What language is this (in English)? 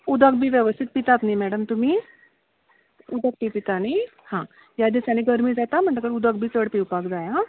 Konkani